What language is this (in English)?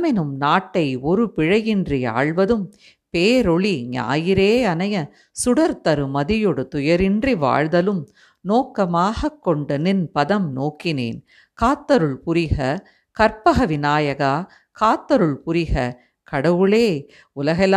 Tamil